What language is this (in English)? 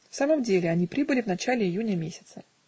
Russian